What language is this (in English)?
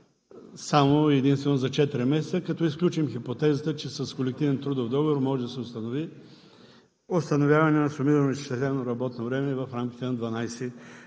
Bulgarian